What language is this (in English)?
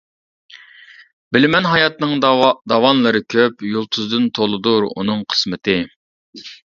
Uyghur